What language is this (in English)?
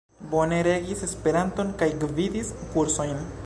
Esperanto